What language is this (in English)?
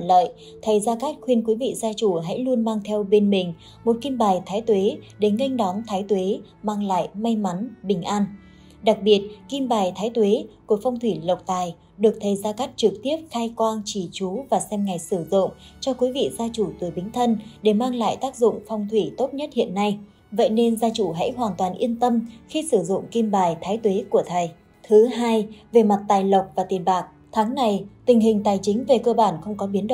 Vietnamese